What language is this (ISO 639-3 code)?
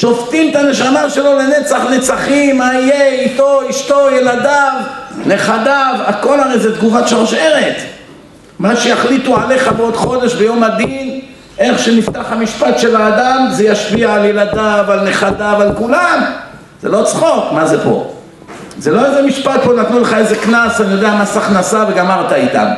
heb